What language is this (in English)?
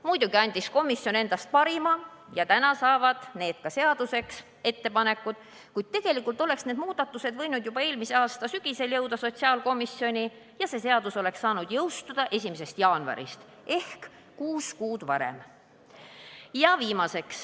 Estonian